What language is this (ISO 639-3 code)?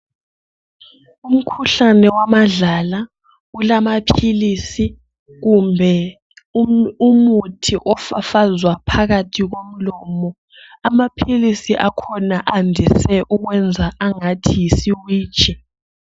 nde